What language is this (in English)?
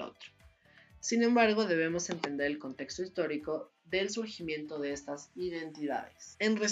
Spanish